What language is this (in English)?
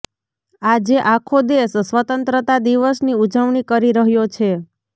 Gujarati